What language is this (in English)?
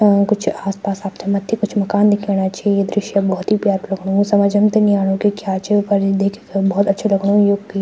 Garhwali